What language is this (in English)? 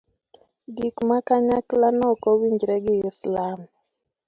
Luo (Kenya and Tanzania)